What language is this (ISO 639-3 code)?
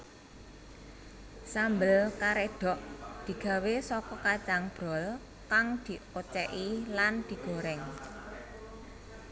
jav